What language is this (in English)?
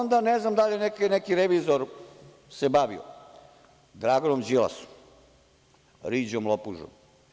Serbian